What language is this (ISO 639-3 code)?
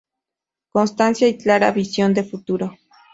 spa